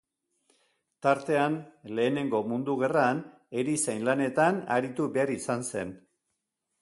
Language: Basque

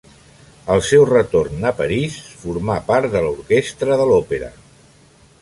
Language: Catalan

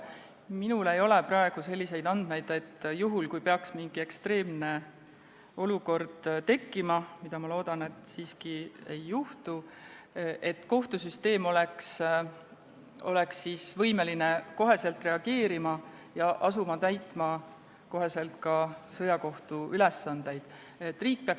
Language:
Estonian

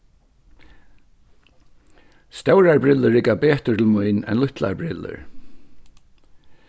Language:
Faroese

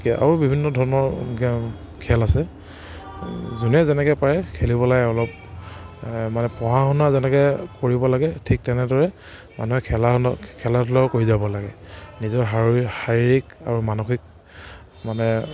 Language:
Assamese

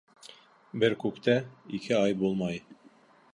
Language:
Bashkir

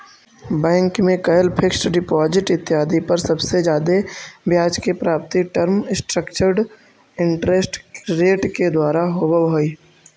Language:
Magahi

